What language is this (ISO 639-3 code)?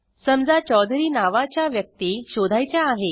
mar